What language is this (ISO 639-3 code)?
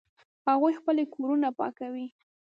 pus